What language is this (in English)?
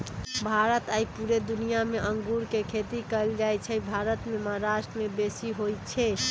Magahi